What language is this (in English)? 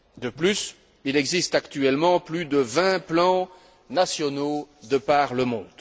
French